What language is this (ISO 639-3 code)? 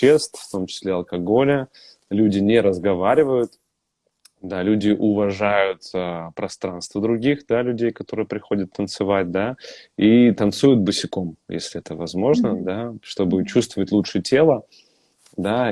rus